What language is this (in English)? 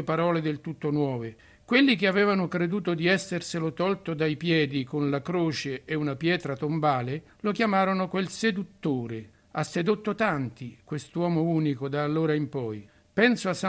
Italian